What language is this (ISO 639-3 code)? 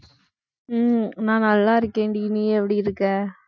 tam